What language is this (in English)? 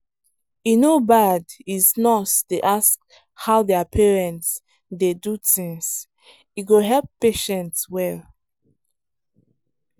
Nigerian Pidgin